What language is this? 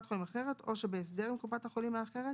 Hebrew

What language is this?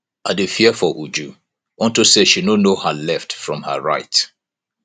Nigerian Pidgin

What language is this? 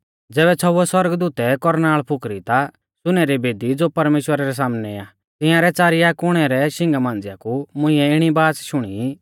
Mahasu Pahari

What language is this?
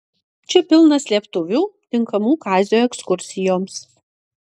Lithuanian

